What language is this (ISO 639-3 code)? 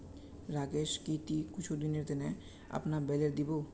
mag